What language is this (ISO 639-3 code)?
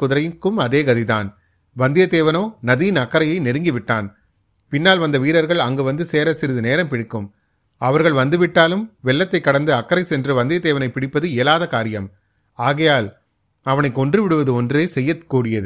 tam